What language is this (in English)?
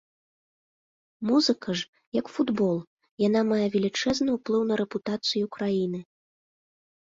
Belarusian